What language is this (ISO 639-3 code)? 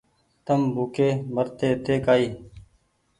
gig